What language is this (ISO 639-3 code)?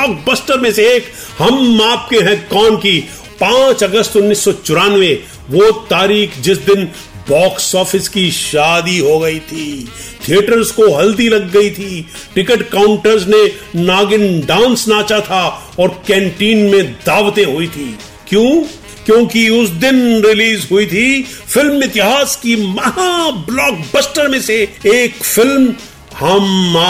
hin